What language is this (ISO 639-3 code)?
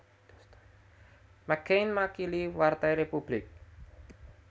jav